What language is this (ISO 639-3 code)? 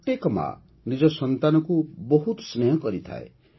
ori